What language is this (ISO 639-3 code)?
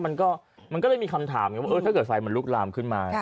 tha